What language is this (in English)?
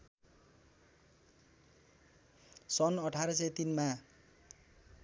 Nepali